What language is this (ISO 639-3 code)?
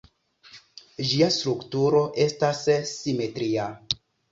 epo